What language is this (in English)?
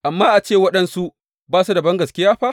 Hausa